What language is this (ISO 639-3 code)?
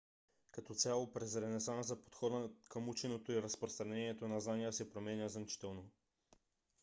bul